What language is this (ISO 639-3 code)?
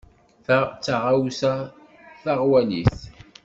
kab